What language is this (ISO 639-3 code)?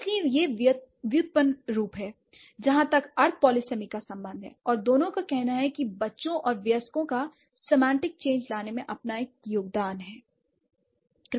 hin